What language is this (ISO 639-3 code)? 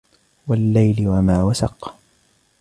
ara